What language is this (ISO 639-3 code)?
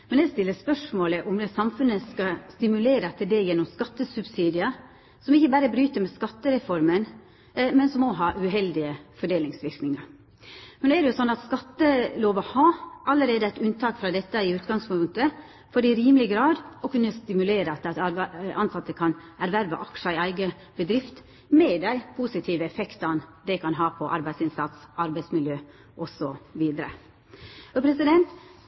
nno